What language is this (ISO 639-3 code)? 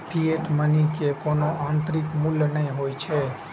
mai